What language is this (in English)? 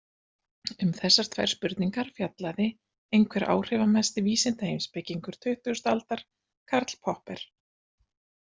Icelandic